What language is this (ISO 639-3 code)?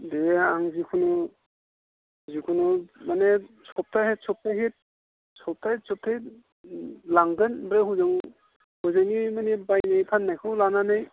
brx